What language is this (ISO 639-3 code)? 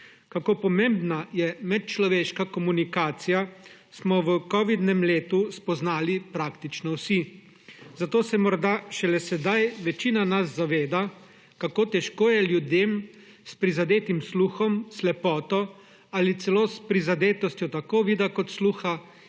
slv